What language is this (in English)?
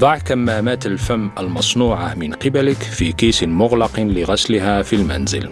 Arabic